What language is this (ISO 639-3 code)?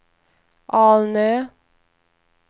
swe